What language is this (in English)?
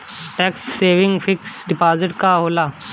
Bhojpuri